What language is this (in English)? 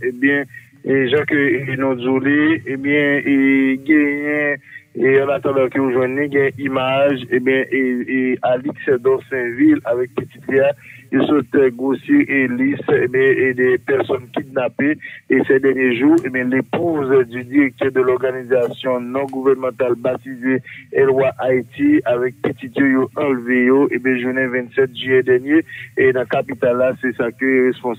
French